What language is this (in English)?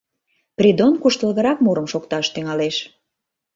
Mari